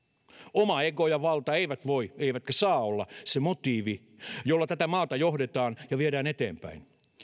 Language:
Finnish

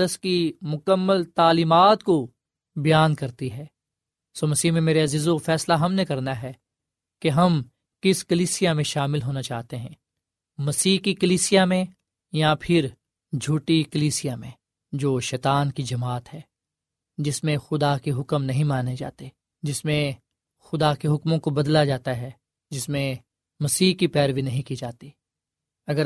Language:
Urdu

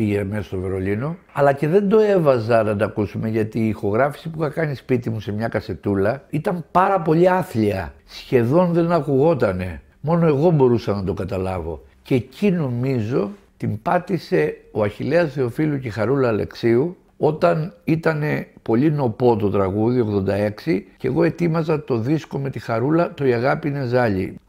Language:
Greek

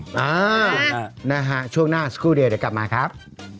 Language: Thai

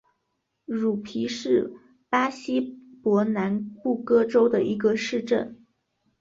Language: Chinese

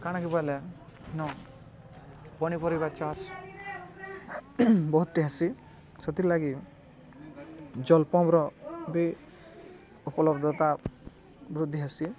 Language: Odia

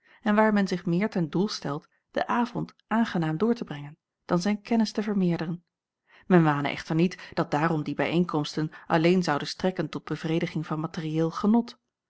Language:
Dutch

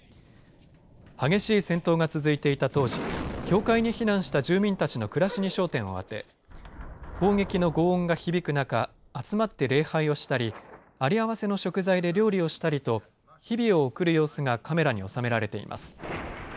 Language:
Japanese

